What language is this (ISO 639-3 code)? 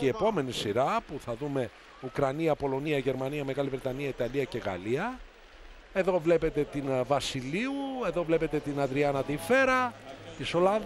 ell